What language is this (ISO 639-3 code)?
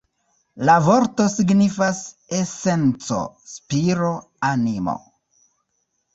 epo